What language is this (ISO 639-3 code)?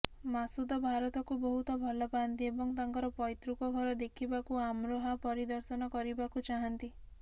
ori